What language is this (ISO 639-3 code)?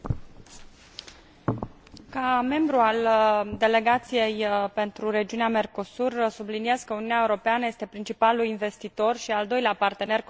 ron